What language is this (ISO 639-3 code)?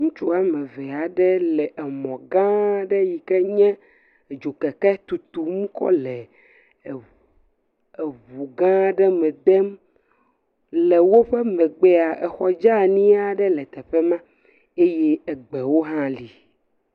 ewe